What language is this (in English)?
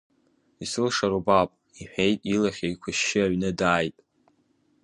Abkhazian